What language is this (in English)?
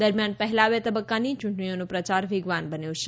Gujarati